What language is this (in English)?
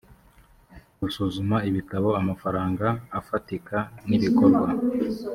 Kinyarwanda